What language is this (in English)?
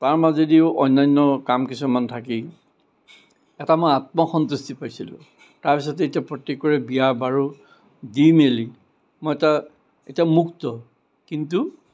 Assamese